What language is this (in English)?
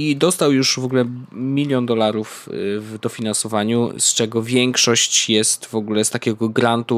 Polish